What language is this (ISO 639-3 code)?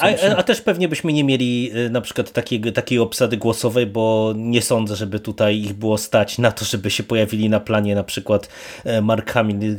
pol